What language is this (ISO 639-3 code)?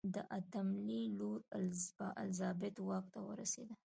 pus